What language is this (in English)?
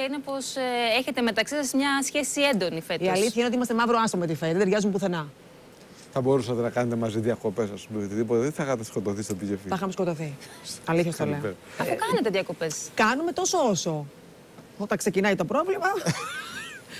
Greek